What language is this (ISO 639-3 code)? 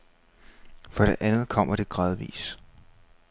dan